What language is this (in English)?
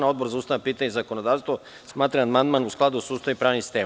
Serbian